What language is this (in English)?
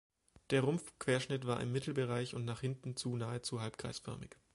German